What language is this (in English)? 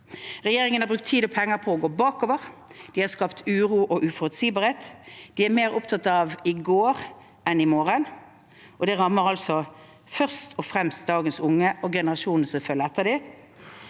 Norwegian